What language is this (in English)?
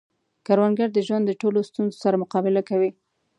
Pashto